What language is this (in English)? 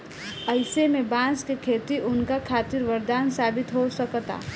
Bhojpuri